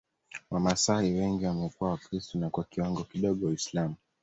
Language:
Swahili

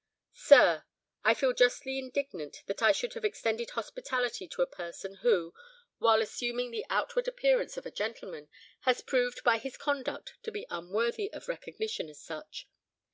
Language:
English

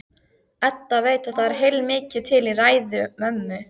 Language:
Icelandic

